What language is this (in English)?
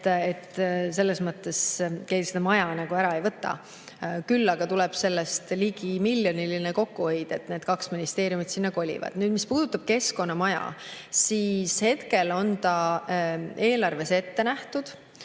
Estonian